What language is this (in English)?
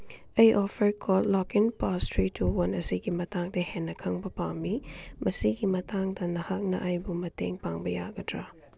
Manipuri